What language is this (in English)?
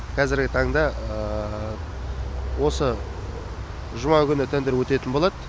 Kazakh